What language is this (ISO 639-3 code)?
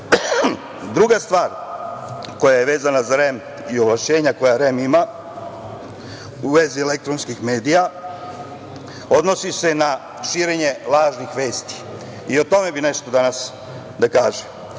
srp